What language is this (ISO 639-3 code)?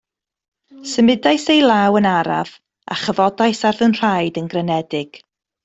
cym